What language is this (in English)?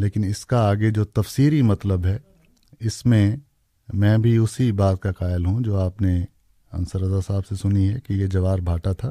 Urdu